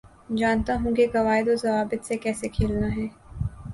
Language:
Urdu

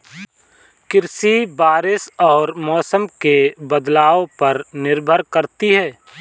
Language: Hindi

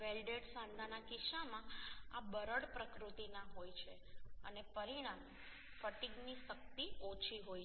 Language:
Gujarati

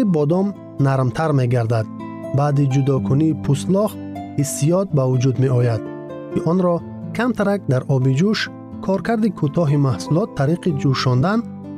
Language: Persian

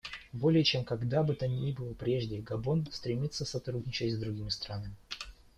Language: Russian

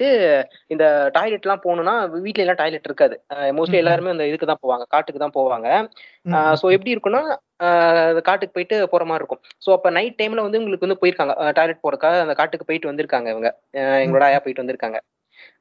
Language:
Tamil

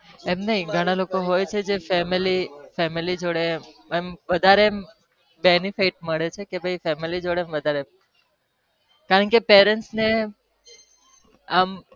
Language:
Gujarati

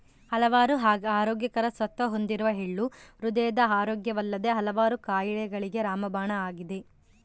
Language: Kannada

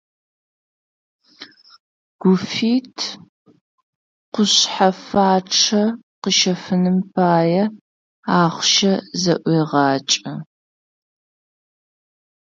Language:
Adyghe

